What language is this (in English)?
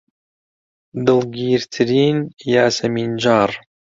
Central Kurdish